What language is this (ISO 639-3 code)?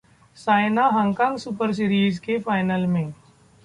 hin